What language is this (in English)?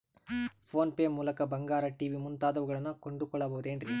Kannada